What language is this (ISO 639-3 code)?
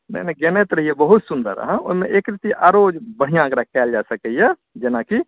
mai